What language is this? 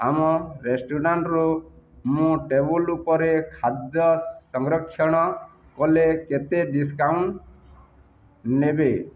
Odia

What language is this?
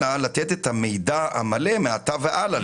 Hebrew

